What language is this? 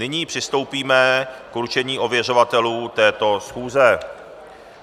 Czech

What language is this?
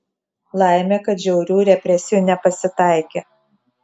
Lithuanian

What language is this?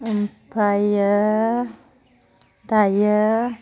Bodo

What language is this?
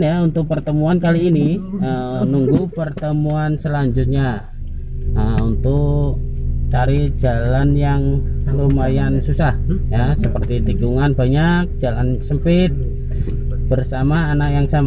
Indonesian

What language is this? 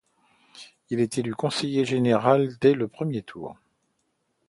French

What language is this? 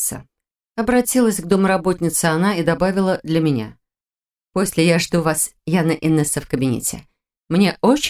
Russian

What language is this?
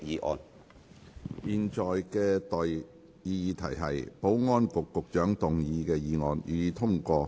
Cantonese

